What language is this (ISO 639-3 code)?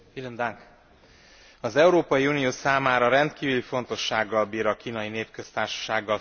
hun